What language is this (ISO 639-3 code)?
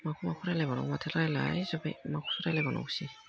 brx